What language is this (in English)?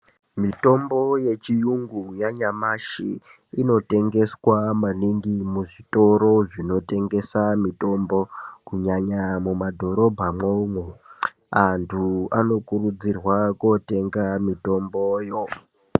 Ndau